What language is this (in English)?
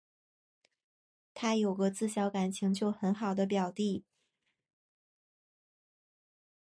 Chinese